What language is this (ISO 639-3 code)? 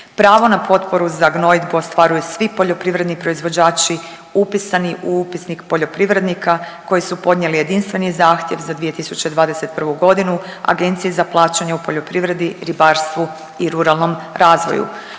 hrv